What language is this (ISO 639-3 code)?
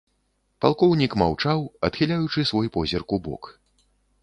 bel